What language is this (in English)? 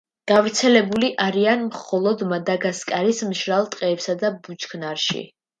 Georgian